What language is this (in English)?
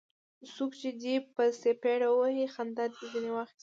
Pashto